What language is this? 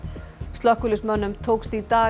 Icelandic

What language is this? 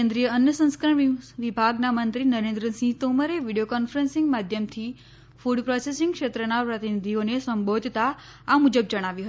Gujarati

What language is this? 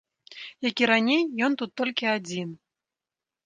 Belarusian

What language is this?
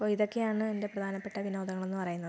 Malayalam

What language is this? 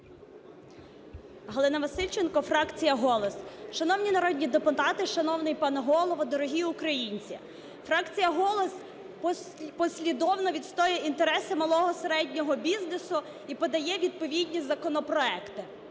Ukrainian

